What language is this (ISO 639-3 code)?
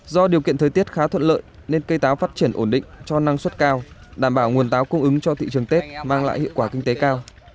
vie